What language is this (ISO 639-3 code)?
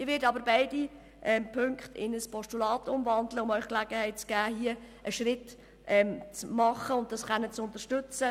gsw